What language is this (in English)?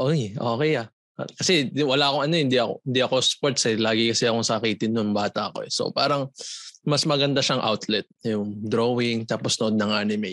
Filipino